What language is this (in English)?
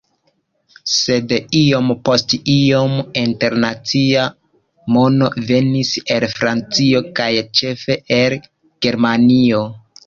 Esperanto